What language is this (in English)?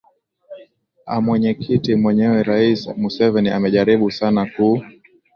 Swahili